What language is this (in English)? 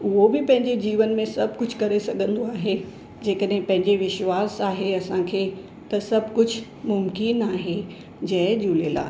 Sindhi